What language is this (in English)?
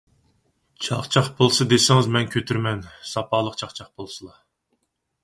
Uyghur